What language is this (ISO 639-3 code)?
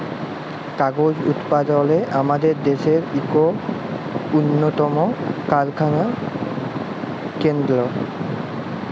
ben